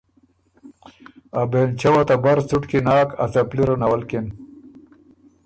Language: Ormuri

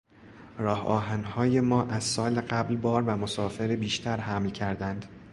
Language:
Persian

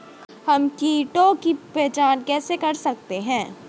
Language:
Hindi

